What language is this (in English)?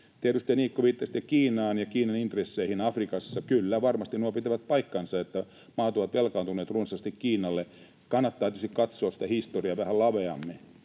Finnish